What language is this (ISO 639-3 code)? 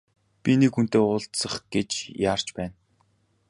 mon